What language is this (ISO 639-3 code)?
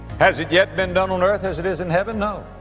eng